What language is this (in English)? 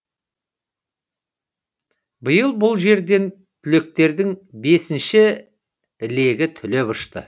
Kazakh